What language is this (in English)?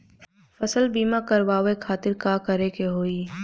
Bhojpuri